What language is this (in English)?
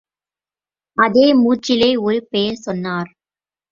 Tamil